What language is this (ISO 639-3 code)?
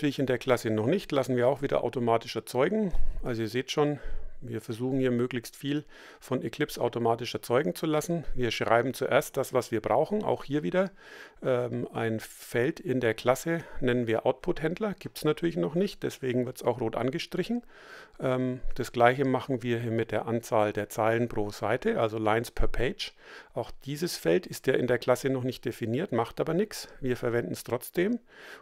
deu